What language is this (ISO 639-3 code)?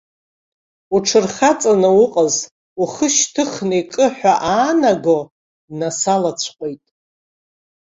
abk